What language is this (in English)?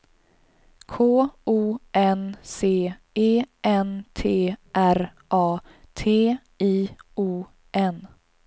Swedish